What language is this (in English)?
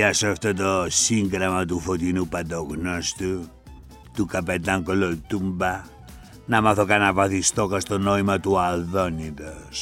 Greek